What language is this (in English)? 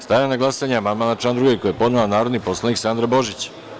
Serbian